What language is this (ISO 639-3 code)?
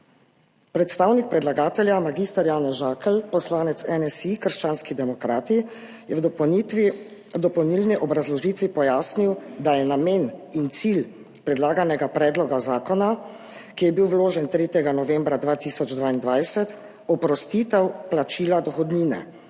slv